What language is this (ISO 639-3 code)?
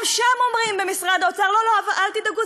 heb